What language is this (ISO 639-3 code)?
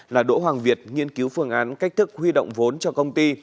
vie